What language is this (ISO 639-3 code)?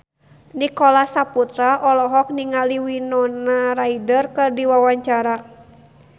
sun